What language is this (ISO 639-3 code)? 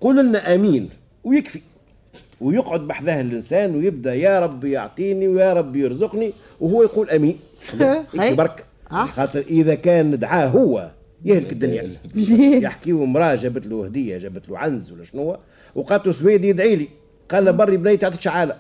ara